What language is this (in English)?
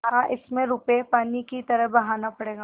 Hindi